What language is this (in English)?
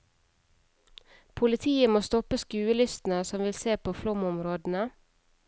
Norwegian